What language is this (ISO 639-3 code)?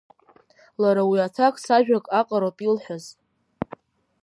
abk